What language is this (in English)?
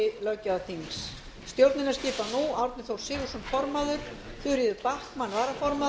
Icelandic